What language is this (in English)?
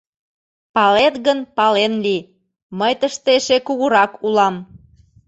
Mari